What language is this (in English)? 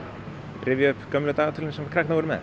Icelandic